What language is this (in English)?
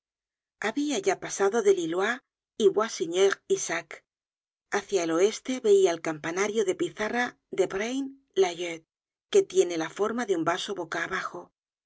Spanish